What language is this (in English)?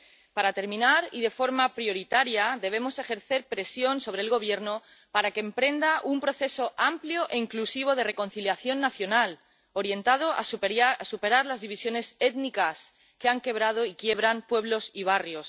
Spanish